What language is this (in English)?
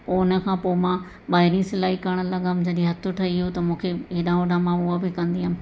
Sindhi